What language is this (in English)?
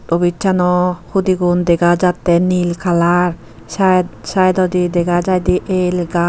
Chakma